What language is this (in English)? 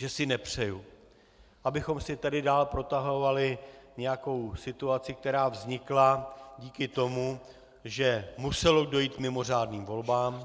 Czech